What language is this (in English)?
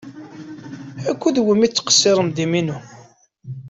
Kabyle